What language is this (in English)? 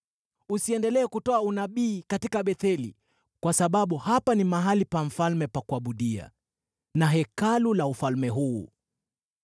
Swahili